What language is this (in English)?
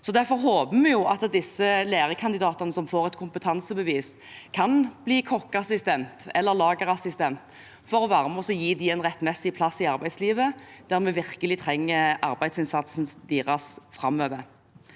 Norwegian